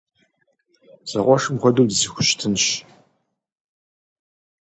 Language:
Kabardian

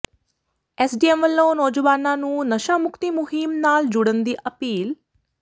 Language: Punjabi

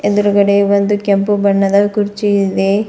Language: Kannada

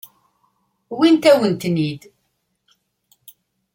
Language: Kabyle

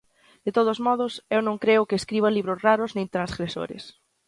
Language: Galician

